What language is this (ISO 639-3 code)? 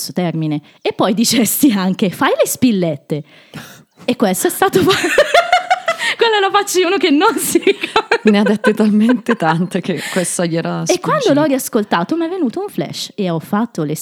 ita